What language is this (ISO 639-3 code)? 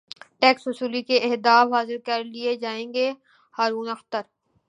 urd